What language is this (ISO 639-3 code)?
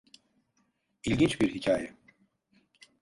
tur